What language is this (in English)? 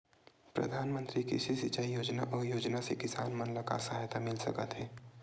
Chhattisgarhi